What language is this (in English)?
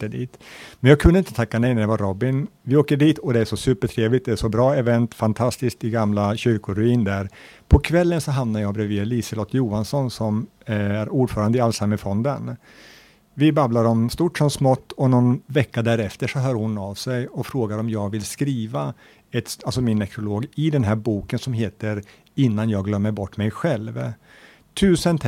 Swedish